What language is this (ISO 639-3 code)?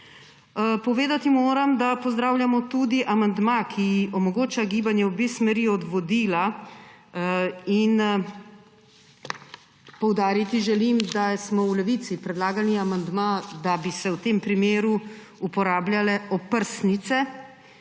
slv